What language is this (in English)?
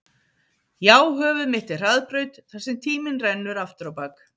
Icelandic